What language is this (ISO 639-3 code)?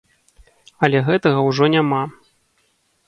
bel